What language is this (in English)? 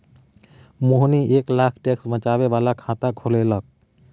Maithili